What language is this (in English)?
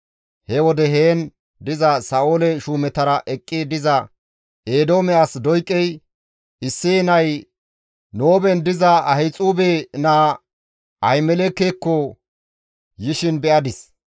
Gamo